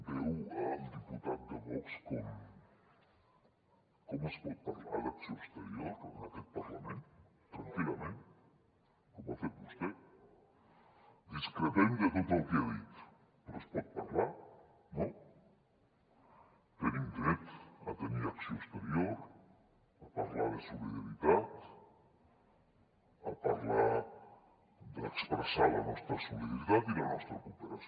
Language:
Catalan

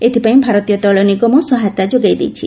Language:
Odia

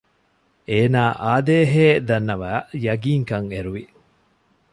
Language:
Divehi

